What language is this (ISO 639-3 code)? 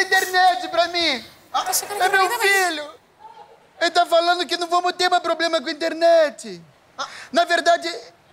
por